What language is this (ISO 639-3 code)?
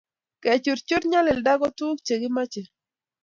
kln